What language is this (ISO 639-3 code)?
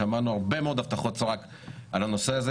heb